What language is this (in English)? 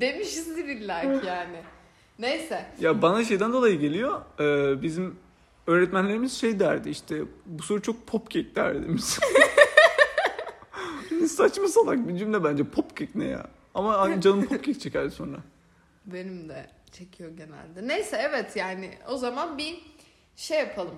Turkish